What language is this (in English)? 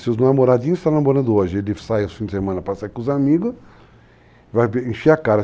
Portuguese